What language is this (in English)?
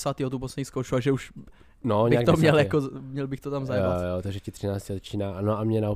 Czech